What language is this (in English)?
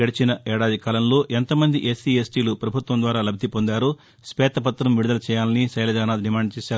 Telugu